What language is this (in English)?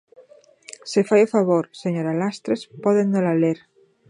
Galician